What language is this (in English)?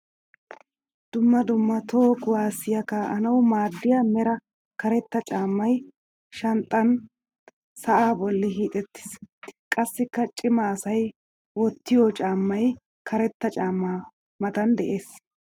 Wolaytta